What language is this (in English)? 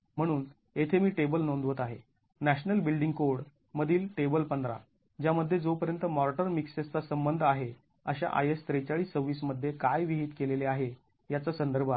Marathi